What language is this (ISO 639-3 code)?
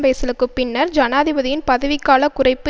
tam